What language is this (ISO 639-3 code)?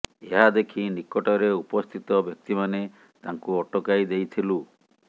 ori